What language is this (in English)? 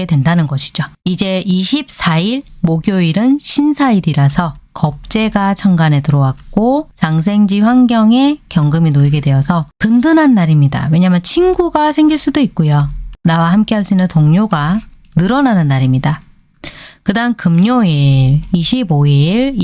Korean